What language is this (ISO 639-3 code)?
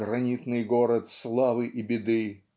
rus